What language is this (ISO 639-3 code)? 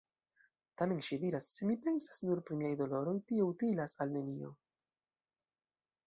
epo